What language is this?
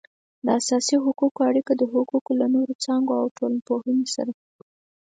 Pashto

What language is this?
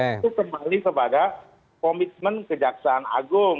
Indonesian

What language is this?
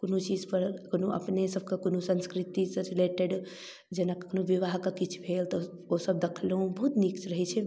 Maithili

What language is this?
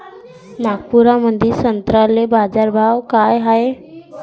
Marathi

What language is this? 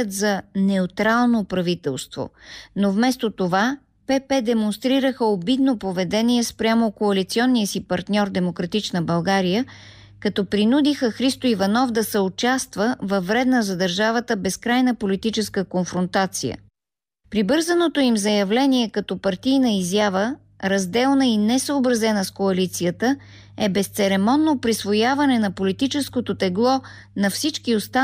Bulgarian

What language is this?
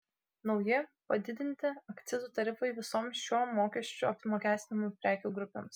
Lithuanian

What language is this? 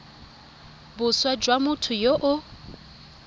Tswana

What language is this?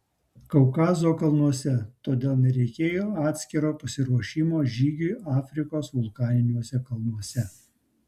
Lithuanian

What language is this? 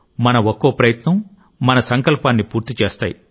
Telugu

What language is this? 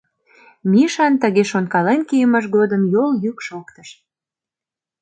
Mari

